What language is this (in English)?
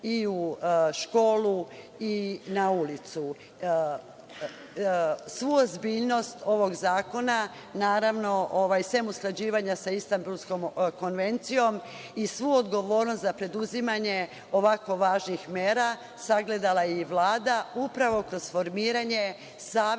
Serbian